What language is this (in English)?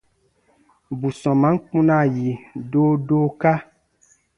Baatonum